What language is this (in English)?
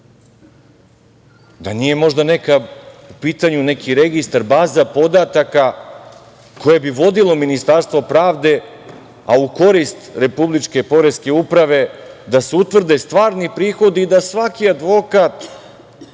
Serbian